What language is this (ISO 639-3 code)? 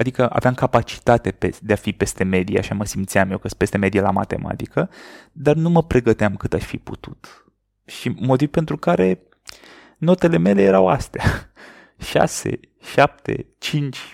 ron